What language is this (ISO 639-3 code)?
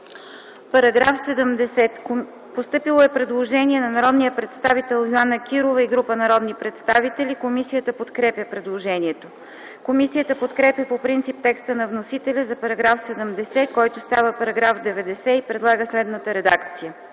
bul